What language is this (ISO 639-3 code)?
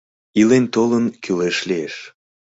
chm